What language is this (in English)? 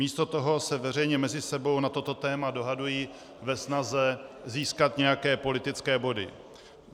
Czech